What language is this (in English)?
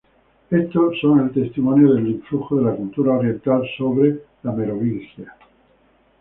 Spanish